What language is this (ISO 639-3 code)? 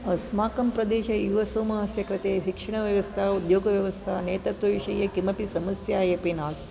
san